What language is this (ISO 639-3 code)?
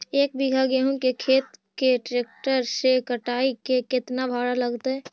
mag